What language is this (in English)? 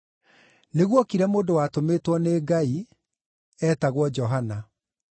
Kikuyu